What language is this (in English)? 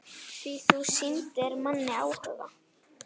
Icelandic